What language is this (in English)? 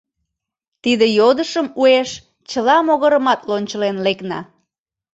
Mari